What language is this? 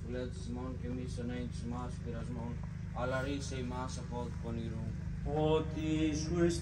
Greek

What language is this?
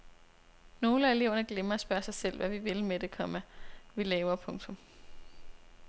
Danish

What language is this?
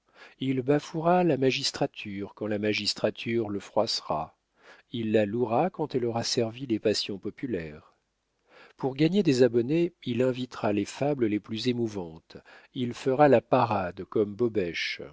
French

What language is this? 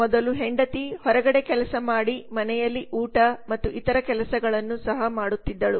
Kannada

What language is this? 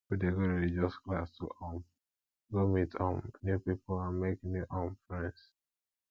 Nigerian Pidgin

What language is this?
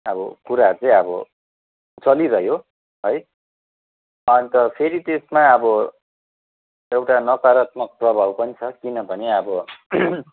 Nepali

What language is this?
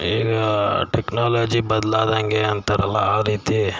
Kannada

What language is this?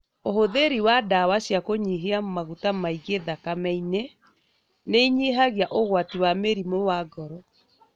Kikuyu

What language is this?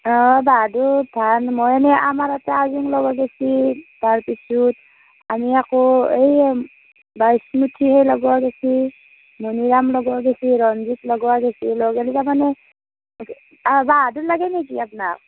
Assamese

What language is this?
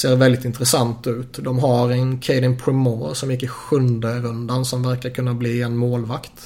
Swedish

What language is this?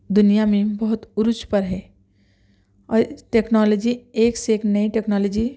Urdu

